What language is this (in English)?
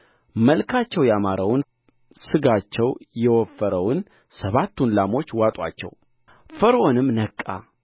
Amharic